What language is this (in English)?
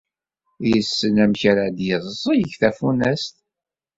Kabyle